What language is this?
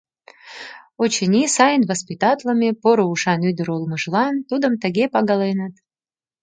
Mari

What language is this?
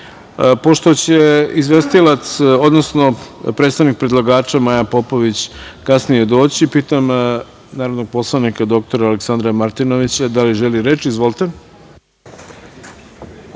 Serbian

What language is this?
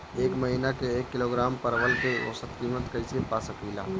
Bhojpuri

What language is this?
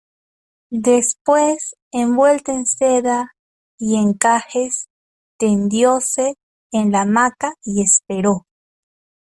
Spanish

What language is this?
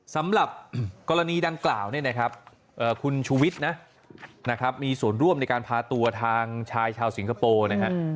Thai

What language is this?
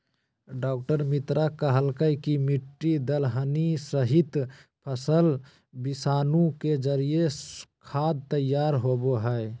Magahi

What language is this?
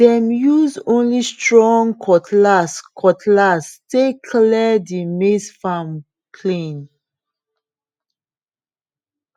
Nigerian Pidgin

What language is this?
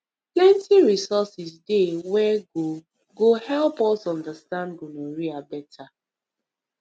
Nigerian Pidgin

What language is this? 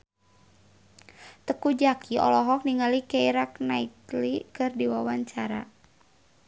Sundanese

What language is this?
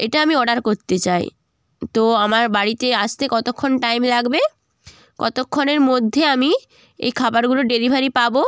Bangla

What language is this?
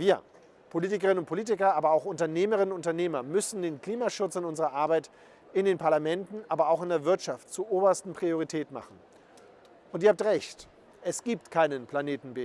German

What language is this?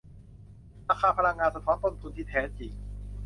Thai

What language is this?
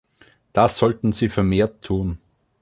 German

